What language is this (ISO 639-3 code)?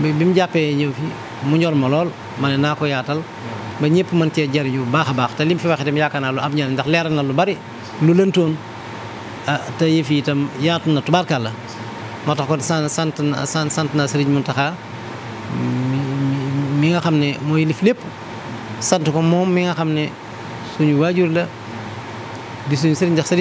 fra